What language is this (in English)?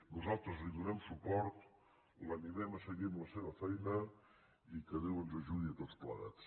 Catalan